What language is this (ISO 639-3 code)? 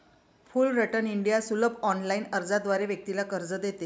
mar